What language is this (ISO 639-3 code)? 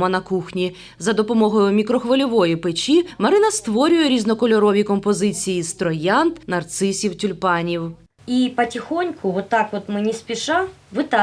ukr